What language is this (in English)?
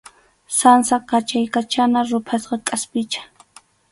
Arequipa-La Unión Quechua